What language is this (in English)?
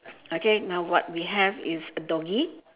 English